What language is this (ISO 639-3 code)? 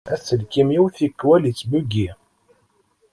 kab